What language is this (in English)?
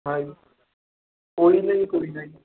Punjabi